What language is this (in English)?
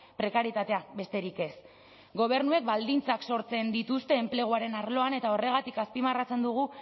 Basque